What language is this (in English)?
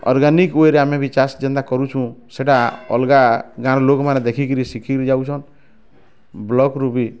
Odia